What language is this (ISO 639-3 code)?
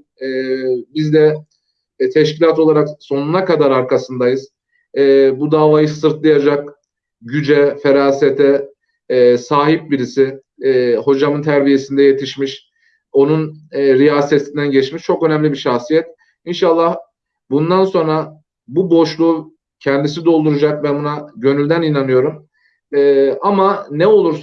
tur